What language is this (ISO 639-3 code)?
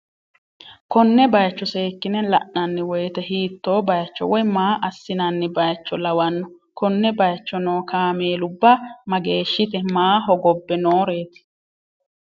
sid